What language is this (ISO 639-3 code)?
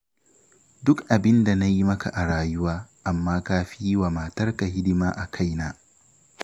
hau